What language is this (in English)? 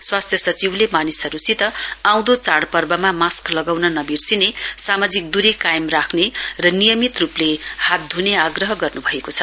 Nepali